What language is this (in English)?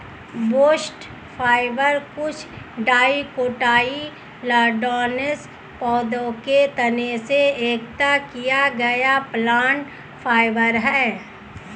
Hindi